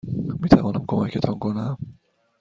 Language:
Persian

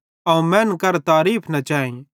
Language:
Bhadrawahi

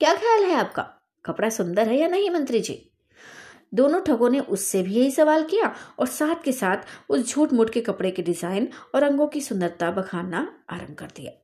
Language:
Hindi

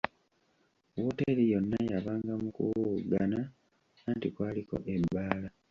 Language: Ganda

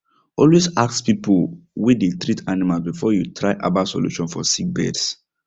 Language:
Nigerian Pidgin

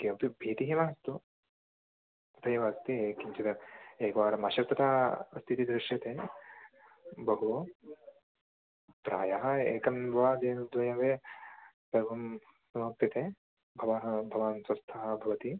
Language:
Sanskrit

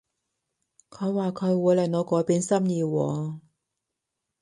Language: Cantonese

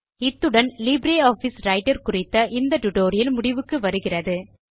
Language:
Tamil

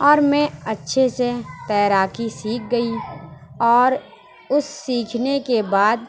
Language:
Urdu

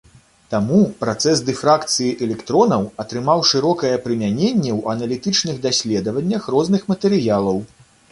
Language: Belarusian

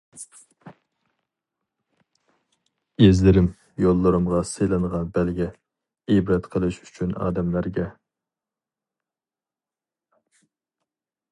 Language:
Uyghur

